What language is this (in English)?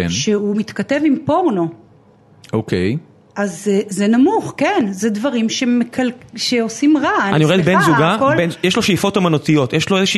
Hebrew